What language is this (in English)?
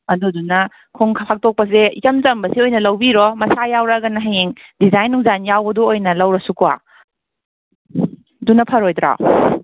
Manipuri